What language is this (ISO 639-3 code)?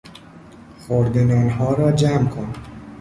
fas